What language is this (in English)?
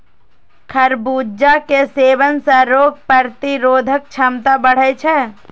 Maithili